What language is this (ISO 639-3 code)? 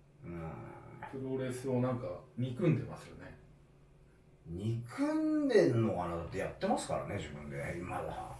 jpn